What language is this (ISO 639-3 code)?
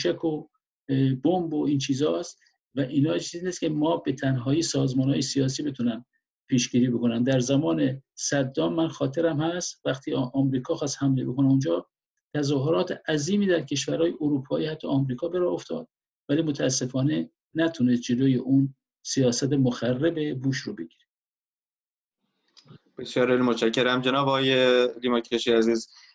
fas